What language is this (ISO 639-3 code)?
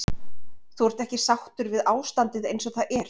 isl